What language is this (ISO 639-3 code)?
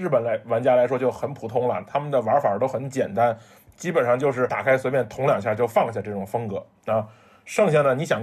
zho